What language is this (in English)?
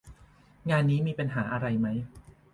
Thai